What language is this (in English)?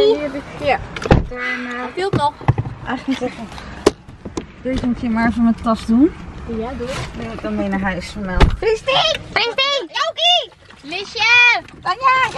Dutch